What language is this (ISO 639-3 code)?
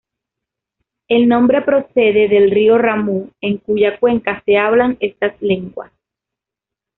spa